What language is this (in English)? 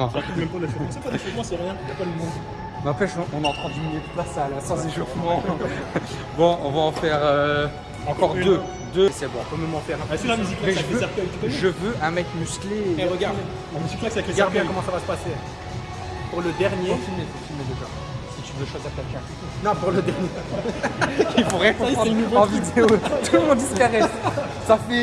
French